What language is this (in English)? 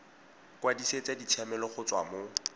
Tswana